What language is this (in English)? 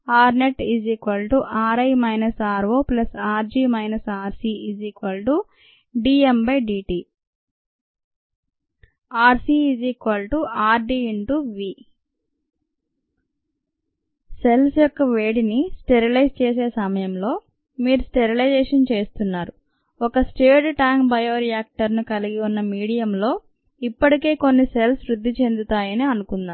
Telugu